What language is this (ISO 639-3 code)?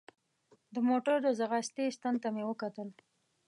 pus